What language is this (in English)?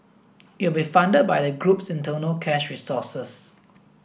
English